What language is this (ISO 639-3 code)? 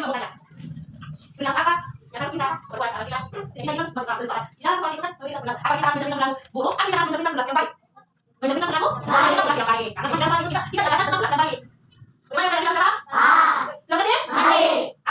ind